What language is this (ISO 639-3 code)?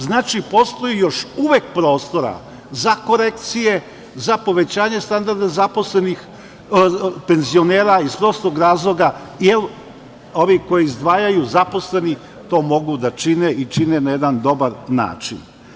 srp